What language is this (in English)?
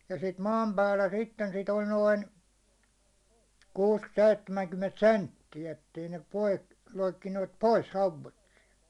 Finnish